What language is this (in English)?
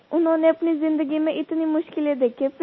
Hindi